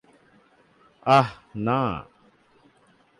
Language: Bangla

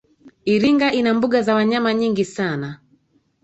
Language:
Swahili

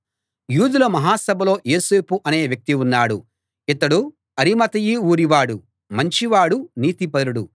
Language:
Telugu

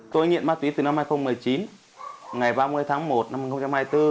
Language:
Vietnamese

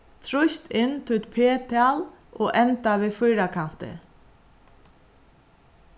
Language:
Faroese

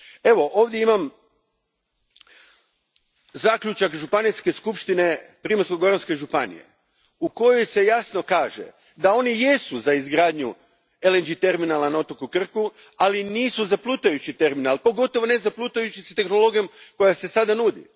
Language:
Croatian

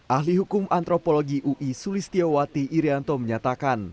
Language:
Indonesian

